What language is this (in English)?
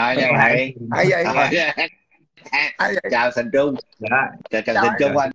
Vietnamese